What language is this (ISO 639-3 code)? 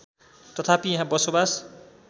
nep